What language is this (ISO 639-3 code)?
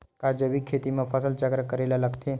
hne